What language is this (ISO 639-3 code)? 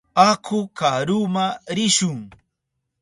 qup